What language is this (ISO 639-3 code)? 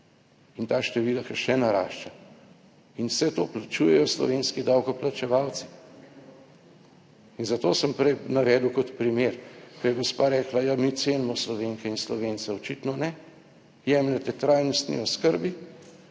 slv